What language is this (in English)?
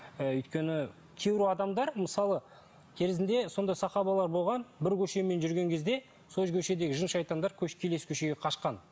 Kazakh